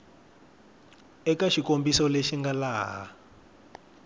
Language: Tsonga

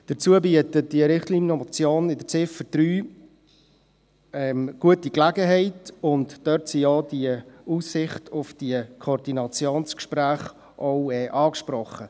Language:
Swiss German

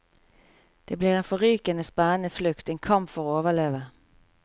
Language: Norwegian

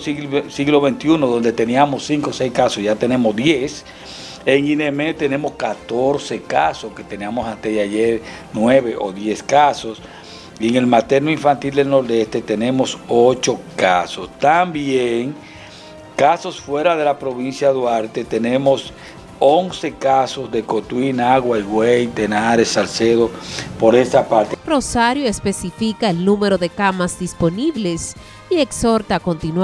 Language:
Spanish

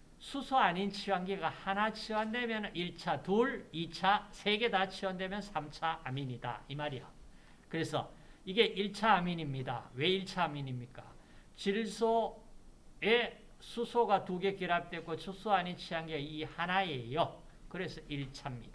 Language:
Korean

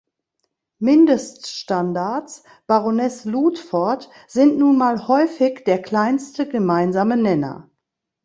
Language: German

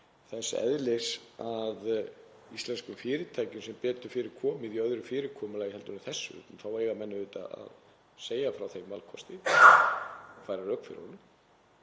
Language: Icelandic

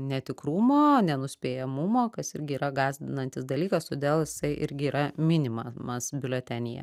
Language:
Lithuanian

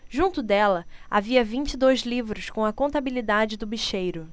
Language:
Portuguese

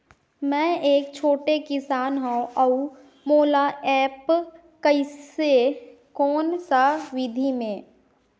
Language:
Chhattisgarhi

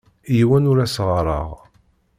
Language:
Kabyle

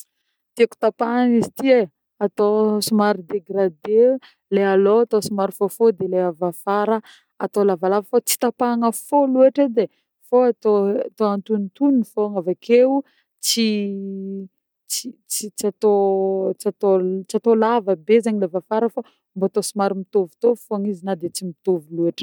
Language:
Northern Betsimisaraka Malagasy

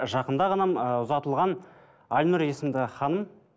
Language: Kazakh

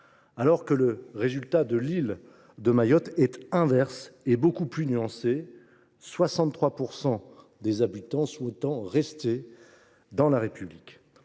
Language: French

